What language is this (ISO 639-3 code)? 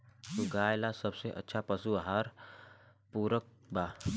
bho